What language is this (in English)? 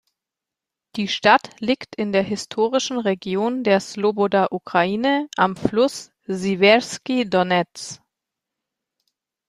German